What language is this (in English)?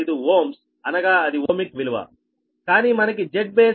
Telugu